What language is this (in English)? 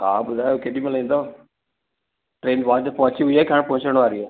Sindhi